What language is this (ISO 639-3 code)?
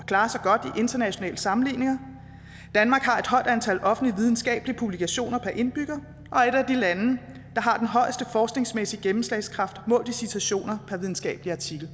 dan